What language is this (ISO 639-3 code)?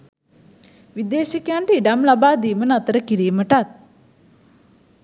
sin